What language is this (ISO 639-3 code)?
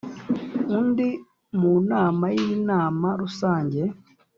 kin